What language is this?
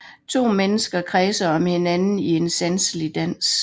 Danish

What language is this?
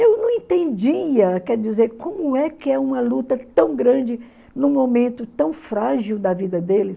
Portuguese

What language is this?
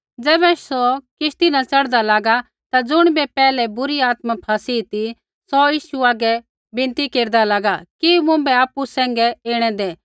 Kullu Pahari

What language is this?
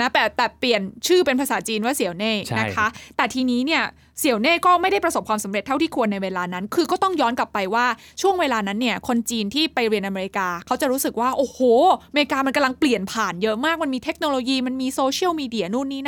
Thai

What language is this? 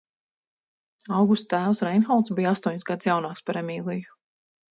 Latvian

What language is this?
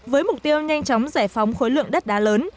Vietnamese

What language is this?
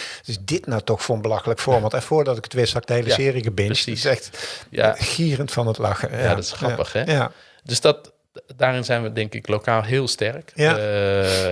Dutch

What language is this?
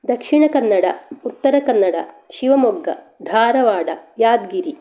Sanskrit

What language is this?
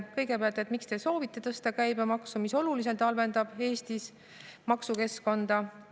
Estonian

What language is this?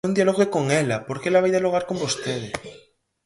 Galician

